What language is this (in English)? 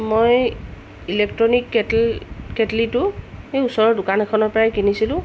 Assamese